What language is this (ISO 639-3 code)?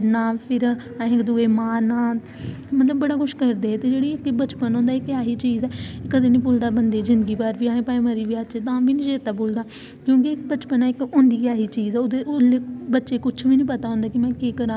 doi